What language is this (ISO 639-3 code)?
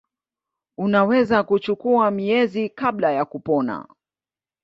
swa